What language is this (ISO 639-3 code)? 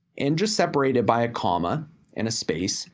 eng